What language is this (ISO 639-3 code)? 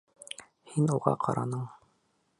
bak